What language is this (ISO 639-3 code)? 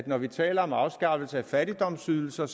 dan